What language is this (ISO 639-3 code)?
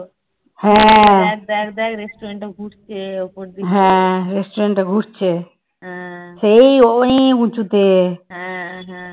ben